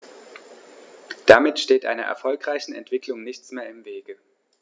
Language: German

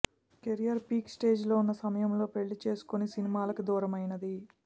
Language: Telugu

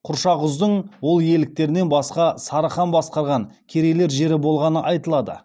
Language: Kazakh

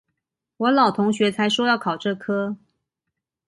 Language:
Chinese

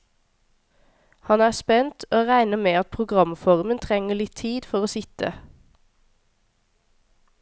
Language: Norwegian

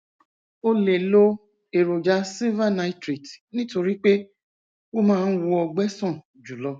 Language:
Yoruba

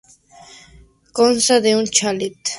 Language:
Spanish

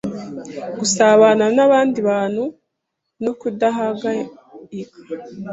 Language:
Kinyarwanda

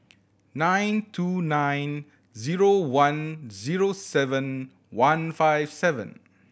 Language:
English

